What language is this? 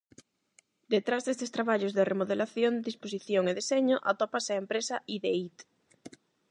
Galician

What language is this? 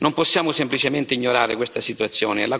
Italian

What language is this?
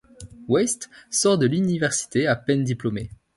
French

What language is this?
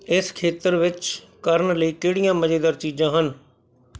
Punjabi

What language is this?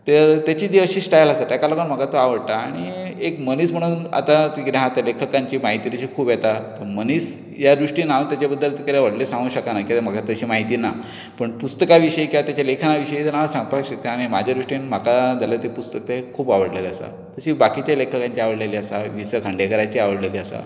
Konkani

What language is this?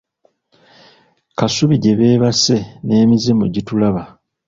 Ganda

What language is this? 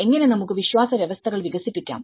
Malayalam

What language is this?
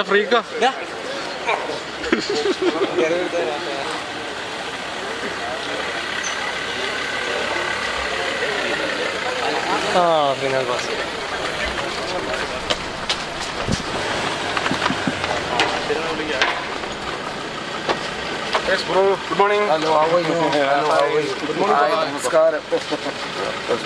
Arabic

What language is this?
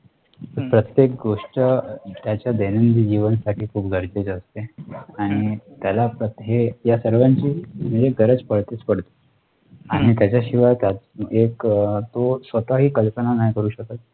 Marathi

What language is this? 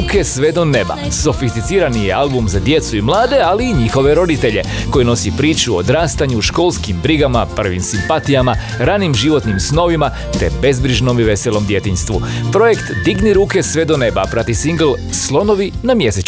Croatian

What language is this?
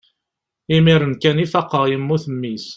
Kabyle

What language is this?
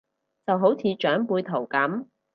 Cantonese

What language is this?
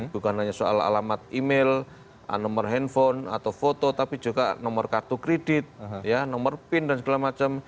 Indonesian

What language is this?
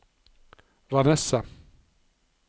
Norwegian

